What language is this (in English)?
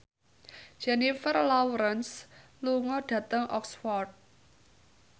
Javanese